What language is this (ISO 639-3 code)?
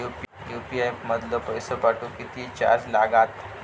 mar